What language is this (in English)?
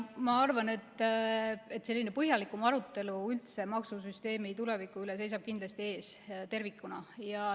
Estonian